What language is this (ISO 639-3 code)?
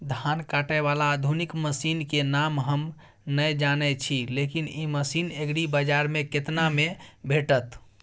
mai